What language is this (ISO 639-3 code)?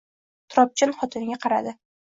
uzb